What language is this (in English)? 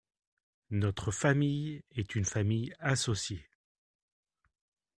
French